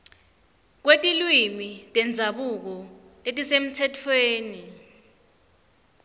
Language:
Swati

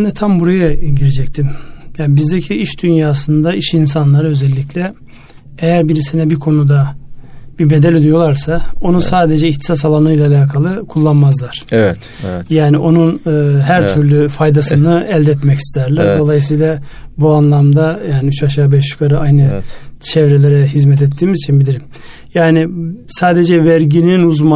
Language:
Turkish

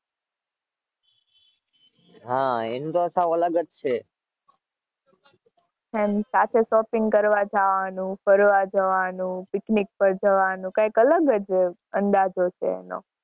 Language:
Gujarati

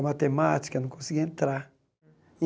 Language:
Portuguese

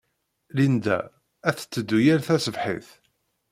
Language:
Kabyle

